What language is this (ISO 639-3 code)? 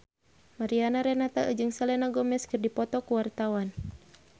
sun